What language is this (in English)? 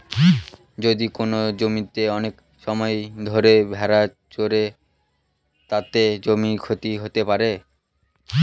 Bangla